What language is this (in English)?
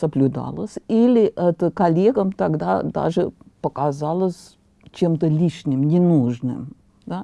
Russian